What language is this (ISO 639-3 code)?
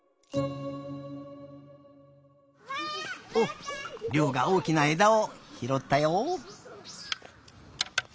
jpn